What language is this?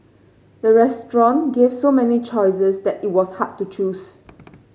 English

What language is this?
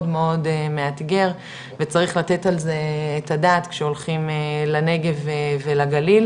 Hebrew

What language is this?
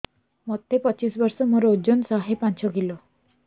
Odia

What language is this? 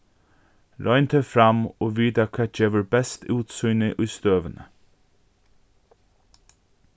Faroese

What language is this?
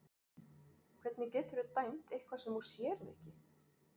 Icelandic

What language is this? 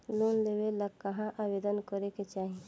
Bhojpuri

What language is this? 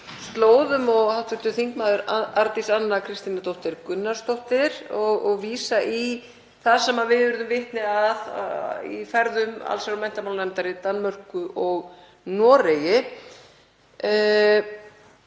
Icelandic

